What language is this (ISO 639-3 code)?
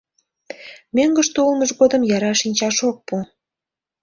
chm